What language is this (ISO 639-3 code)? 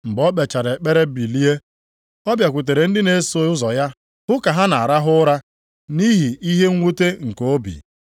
ibo